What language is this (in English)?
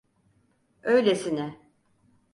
Turkish